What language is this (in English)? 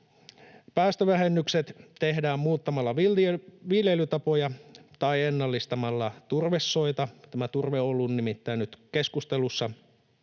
Finnish